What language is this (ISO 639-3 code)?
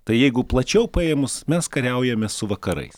lit